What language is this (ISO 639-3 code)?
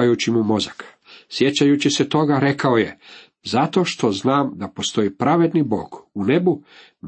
hrv